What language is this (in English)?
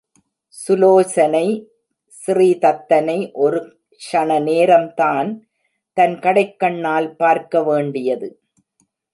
Tamil